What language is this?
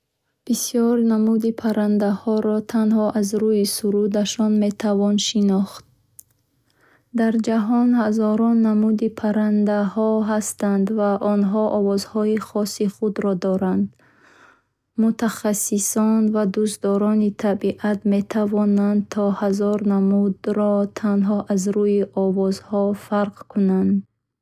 Bukharic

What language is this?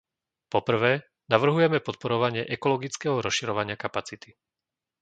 Slovak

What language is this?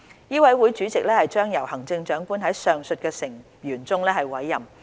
Cantonese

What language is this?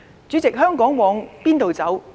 Cantonese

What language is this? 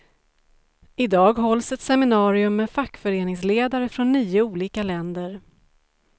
Swedish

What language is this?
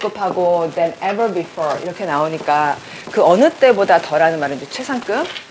Korean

